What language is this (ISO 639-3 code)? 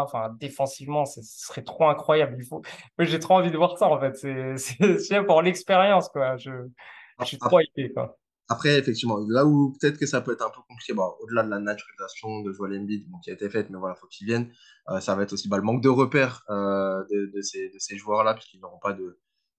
fra